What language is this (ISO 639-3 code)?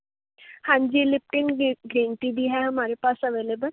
pan